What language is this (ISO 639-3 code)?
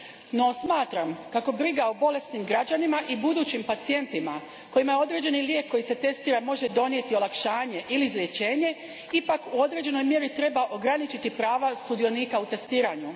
hrv